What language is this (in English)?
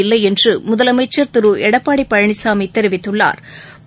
Tamil